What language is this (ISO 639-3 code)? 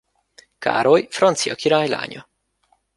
hun